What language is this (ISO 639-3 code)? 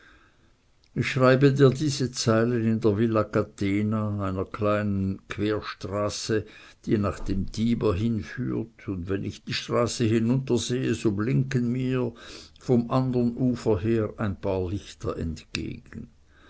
deu